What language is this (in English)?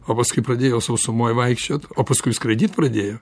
Lithuanian